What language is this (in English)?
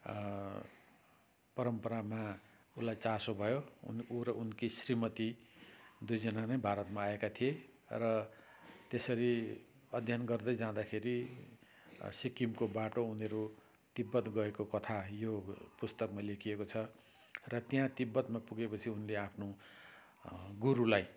Nepali